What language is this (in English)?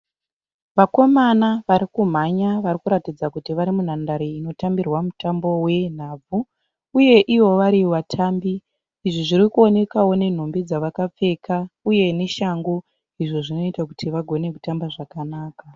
Shona